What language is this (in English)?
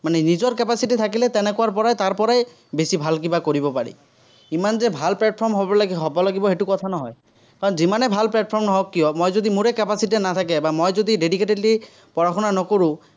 Assamese